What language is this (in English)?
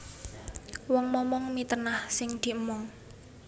Javanese